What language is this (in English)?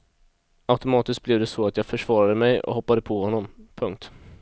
Swedish